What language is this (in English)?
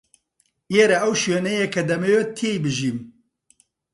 Central Kurdish